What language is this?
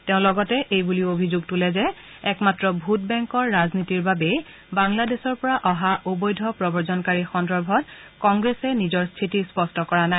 Assamese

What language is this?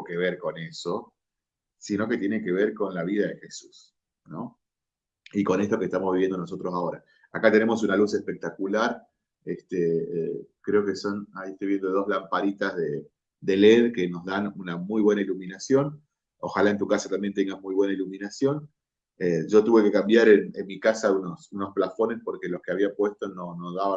Spanish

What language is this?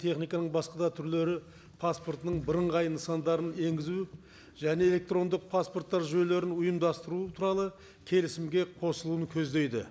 Kazakh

